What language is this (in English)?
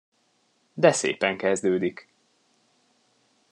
Hungarian